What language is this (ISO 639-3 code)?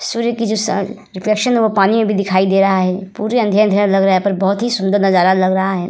hin